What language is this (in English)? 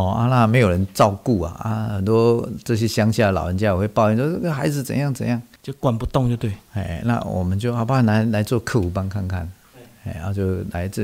Chinese